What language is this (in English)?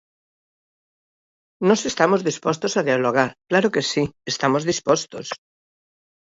Galician